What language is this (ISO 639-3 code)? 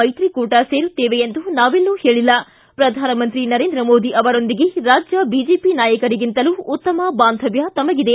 kan